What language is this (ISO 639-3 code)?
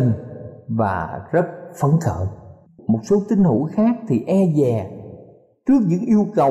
vie